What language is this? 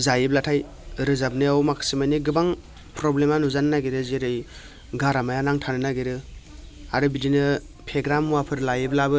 Bodo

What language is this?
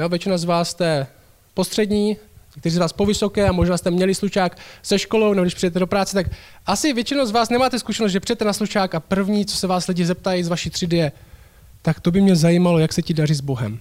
Czech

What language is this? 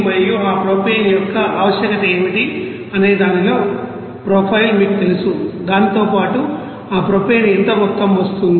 Telugu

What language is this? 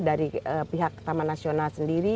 Indonesian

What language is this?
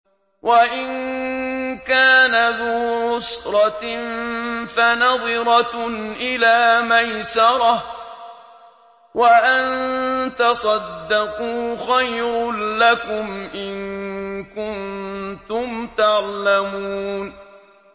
Arabic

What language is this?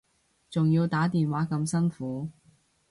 Cantonese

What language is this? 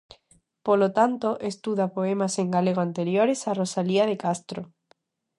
Galician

